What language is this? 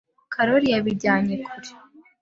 Kinyarwanda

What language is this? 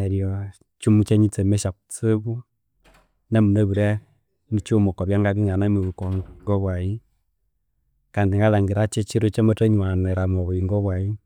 Konzo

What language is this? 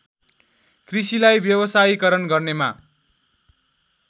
Nepali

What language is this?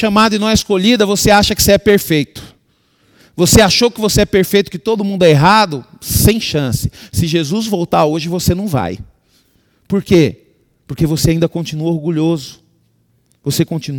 Portuguese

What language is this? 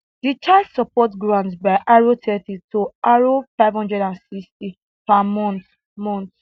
Nigerian Pidgin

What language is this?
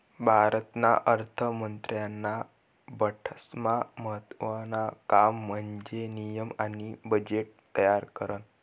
Marathi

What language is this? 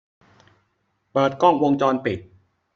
Thai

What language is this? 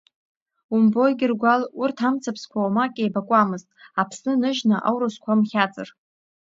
Abkhazian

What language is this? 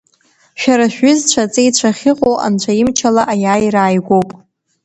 Abkhazian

